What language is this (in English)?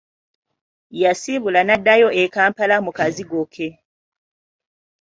Ganda